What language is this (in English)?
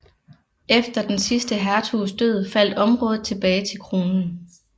Danish